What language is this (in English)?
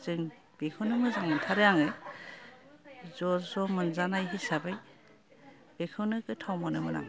Bodo